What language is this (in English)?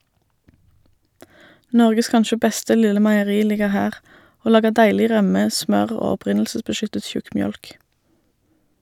Norwegian